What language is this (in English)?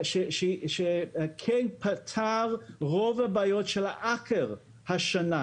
Hebrew